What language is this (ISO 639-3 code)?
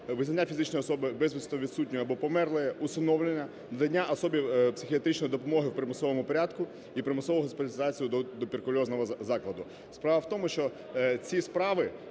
ukr